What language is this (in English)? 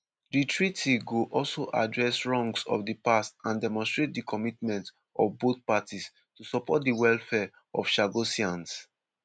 Nigerian Pidgin